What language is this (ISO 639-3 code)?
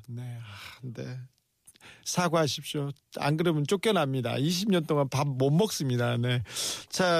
kor